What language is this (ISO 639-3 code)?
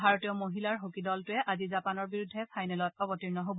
asm